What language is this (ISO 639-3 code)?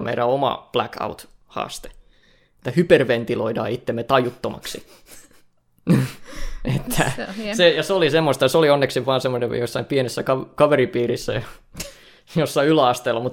fin